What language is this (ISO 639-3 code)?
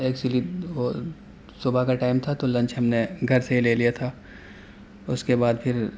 urd